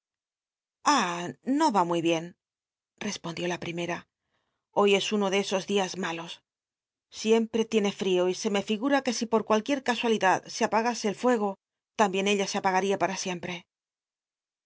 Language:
Spanish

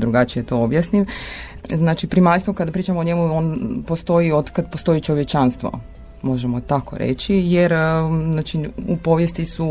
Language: Croatian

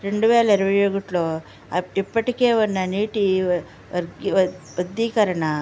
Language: Telugu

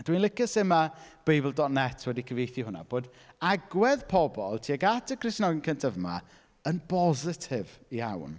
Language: Welsh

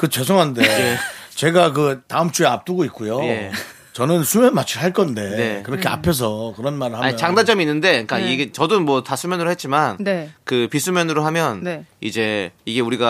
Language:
Korean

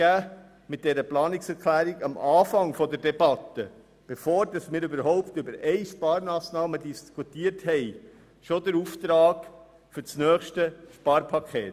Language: Swiss German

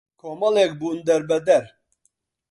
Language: Central Kurdish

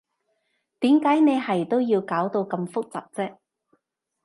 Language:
Cantonese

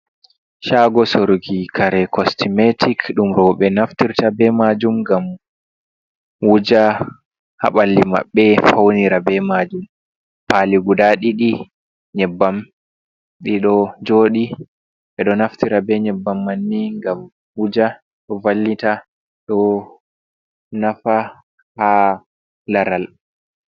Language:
Fula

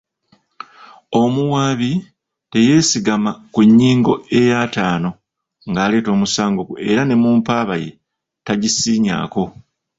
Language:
Ganda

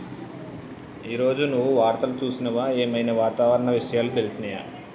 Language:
Telugu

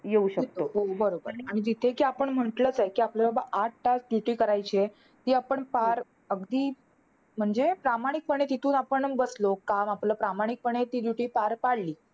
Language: Marathi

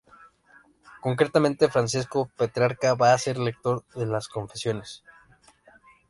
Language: Spanish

